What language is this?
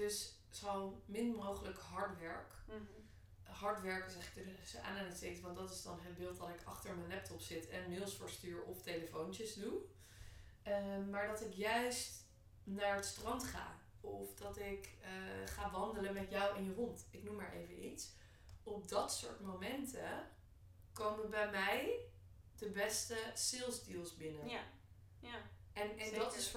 Dutch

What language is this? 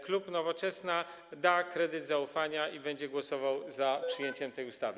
Polish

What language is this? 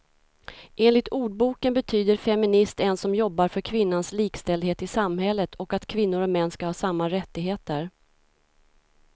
Swedish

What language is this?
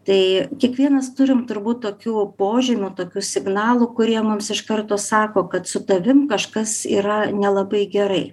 Lithuanian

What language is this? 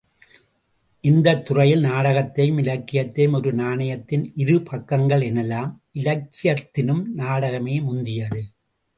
Tamil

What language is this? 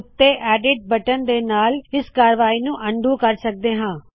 Punjabi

